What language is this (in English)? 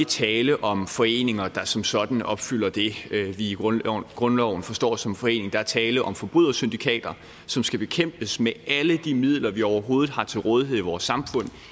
Danish